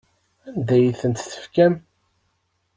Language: Kabyle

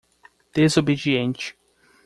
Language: Portuguese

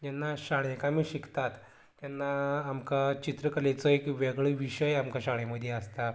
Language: Konkani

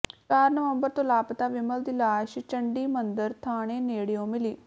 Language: Punjabi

